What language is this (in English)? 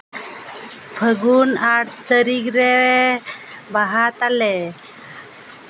Santali